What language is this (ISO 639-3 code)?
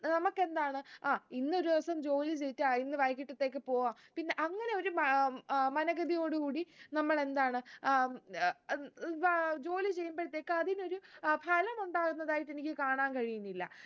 mal